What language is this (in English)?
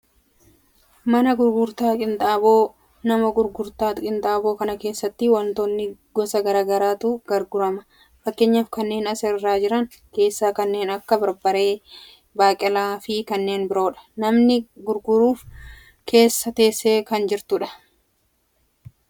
Oromo